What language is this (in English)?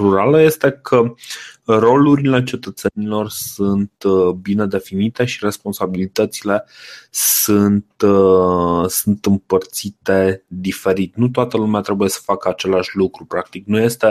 Romanian